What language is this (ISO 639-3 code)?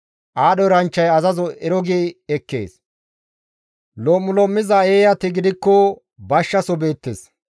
gmv